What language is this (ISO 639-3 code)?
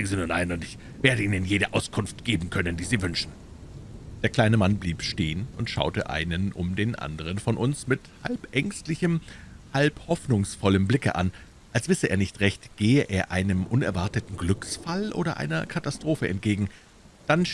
deu